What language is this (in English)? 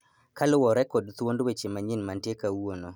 Luo (Kenya and Tanzania)